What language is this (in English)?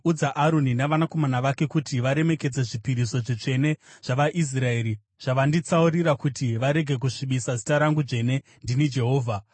Shona